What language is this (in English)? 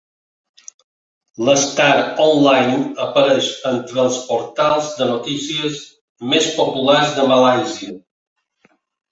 Catalan